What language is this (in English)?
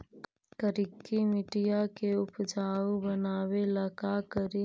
Magahi